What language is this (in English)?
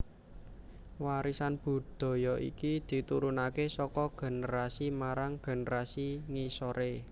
Javanese